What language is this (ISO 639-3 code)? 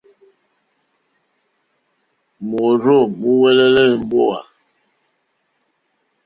bri